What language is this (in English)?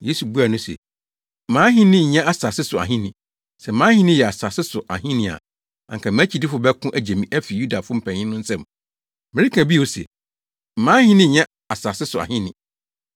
Akan